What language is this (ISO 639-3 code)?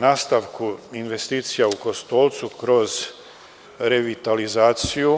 srp